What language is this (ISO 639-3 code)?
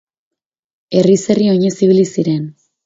eus